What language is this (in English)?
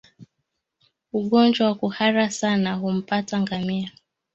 Swahili